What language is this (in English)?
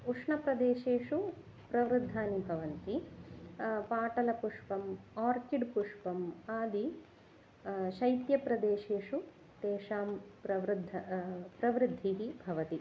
Sanskrit